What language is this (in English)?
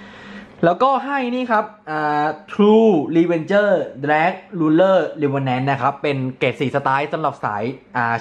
Thai